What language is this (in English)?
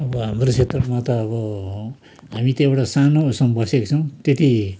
Nepali